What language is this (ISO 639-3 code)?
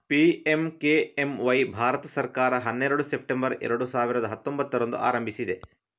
kan